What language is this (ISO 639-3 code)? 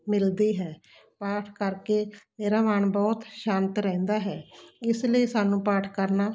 pan